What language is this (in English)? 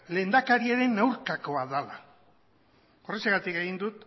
Basque